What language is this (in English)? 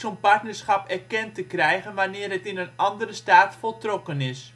Dutch